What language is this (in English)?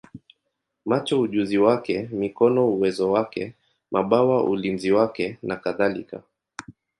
Swahili